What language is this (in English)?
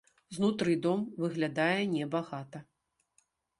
Belarusian